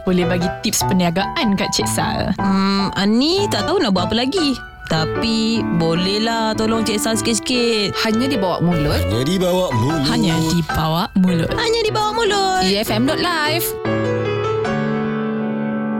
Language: Malay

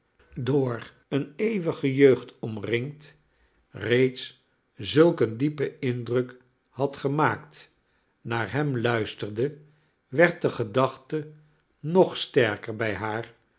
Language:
Dutch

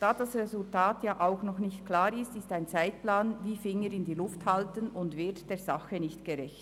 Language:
Swiss German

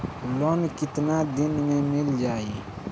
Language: Bhojpuri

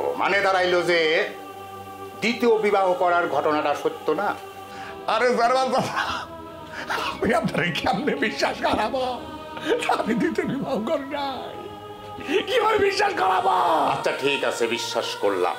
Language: Hindi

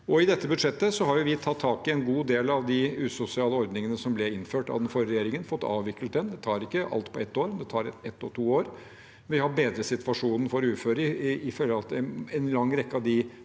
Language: Norwegian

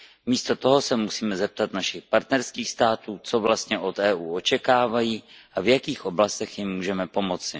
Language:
Czech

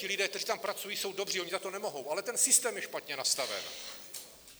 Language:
Czech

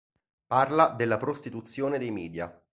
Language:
Italian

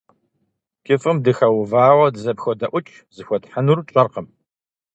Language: Kabardian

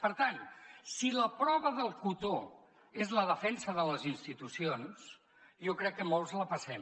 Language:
Catalan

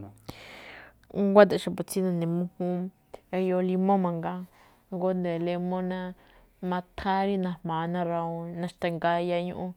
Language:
Malinaltepec Me'phaa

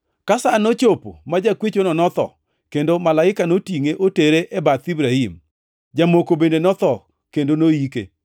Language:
Luo (Kenya and Tanzania)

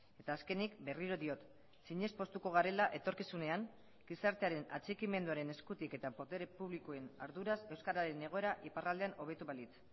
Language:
Basque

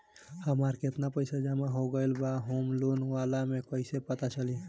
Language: Bhojpuri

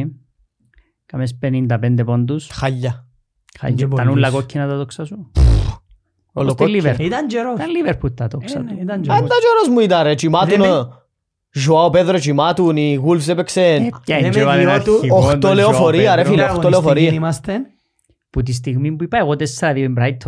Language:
Greek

